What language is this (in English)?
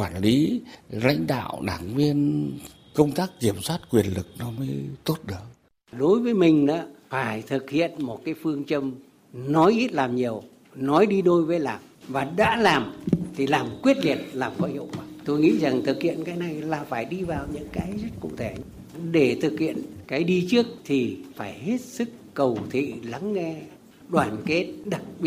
Vietnamese